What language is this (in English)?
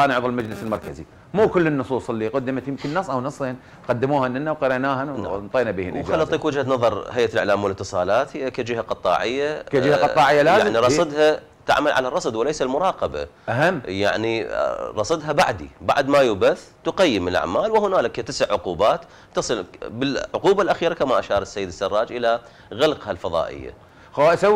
Arabic